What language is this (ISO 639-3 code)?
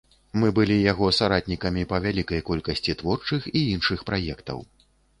bel